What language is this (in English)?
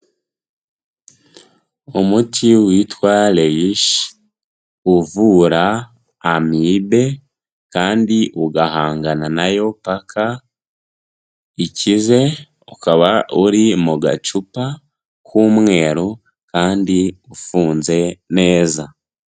Kinyarwanda